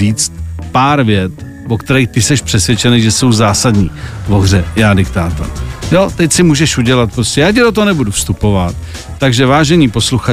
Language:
Czech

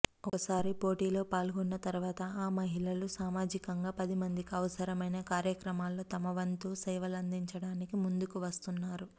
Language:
Telugu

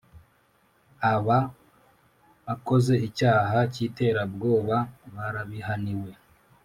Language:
Kinyarwanda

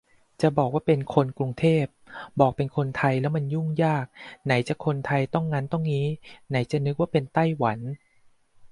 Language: Thai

